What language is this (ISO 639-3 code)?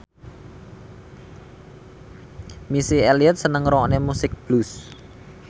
jav